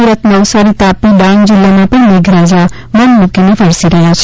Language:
Gujarati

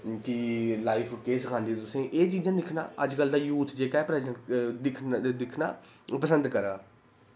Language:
Dogri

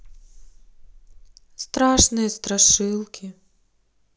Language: Russian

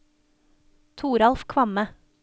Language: Norwegian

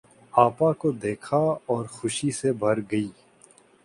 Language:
Urdu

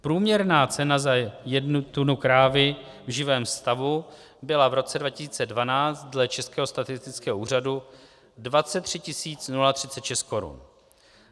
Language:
Czech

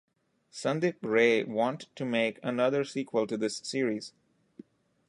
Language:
English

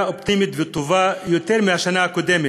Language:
Hebrew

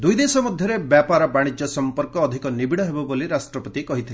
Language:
Odia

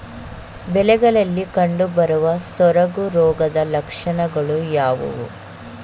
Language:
Kannada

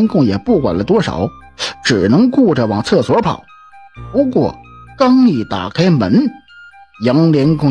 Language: Chinese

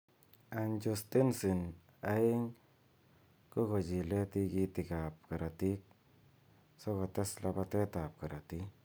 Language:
Kalenjin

